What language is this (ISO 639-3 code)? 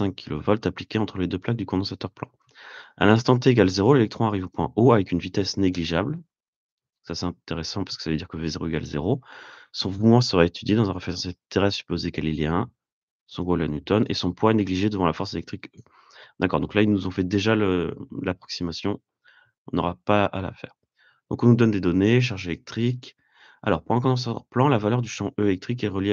fra